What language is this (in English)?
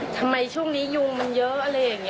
Thai